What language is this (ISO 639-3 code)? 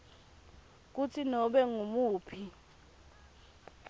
ssw